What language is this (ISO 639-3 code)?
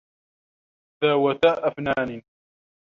ara